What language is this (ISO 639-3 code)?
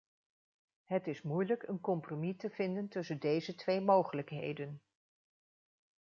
nld